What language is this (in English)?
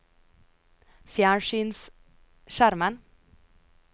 Norwegian